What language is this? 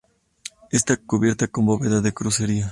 Spanish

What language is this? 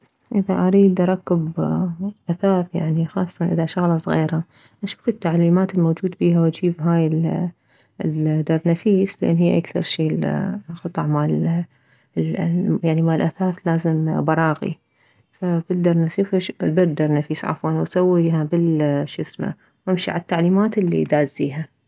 Mesopotamian Arabic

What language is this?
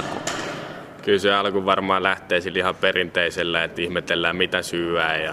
Finnish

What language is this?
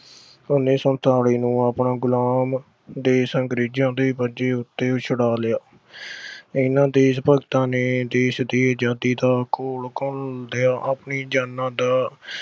Punjabi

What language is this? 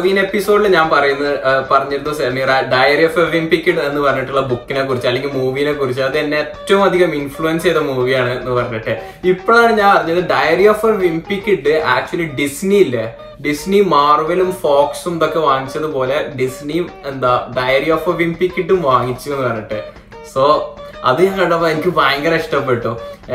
Malayalam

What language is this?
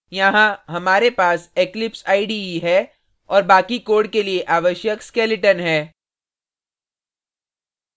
Hindi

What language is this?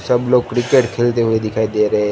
Hindi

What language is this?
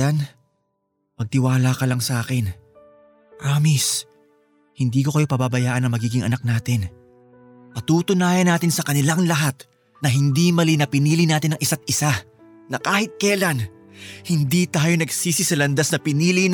Filipino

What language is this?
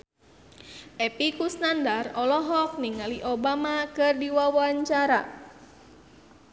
Sundanese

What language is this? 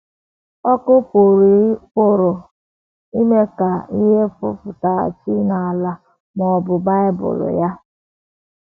Igbo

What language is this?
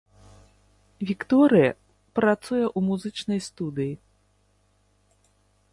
Belarusian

